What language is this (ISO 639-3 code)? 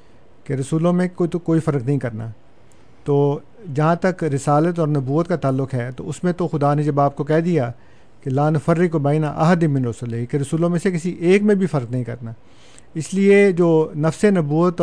urd